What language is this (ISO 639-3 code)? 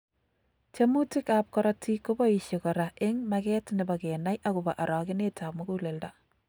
kln